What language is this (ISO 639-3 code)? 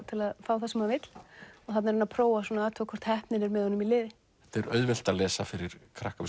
isl